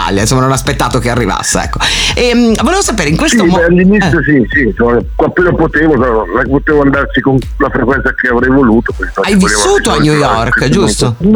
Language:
Italian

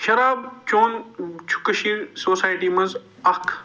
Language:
Kashmiri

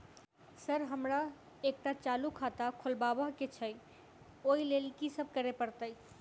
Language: Maithili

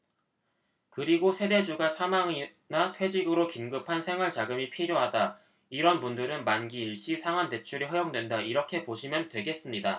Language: Korean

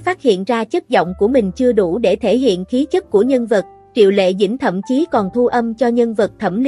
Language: Vietnamese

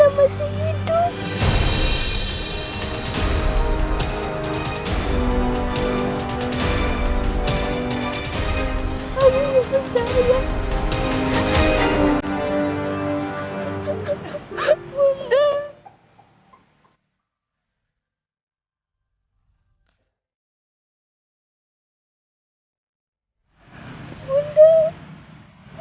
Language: Indonesian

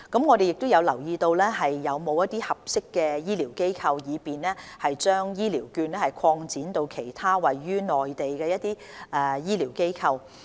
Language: Cantonese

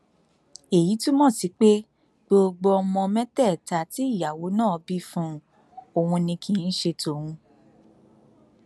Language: Yoruba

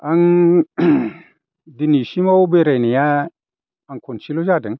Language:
Bodo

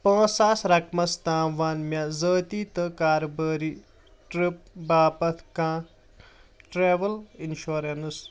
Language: Kashmiri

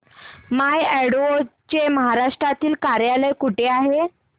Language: Marathi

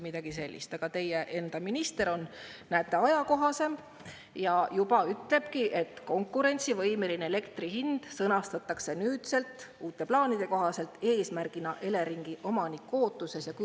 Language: Estonian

